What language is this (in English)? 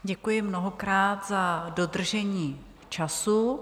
Czech